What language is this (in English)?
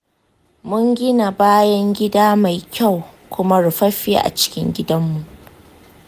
Hausa